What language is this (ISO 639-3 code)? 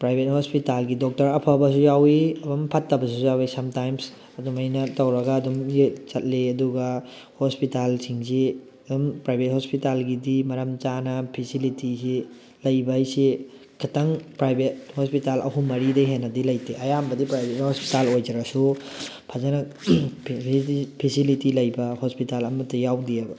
mni